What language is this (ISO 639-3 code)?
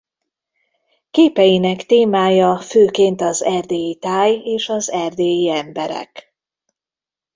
hun